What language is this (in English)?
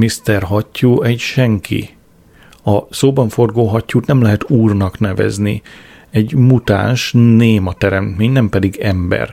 Hungarian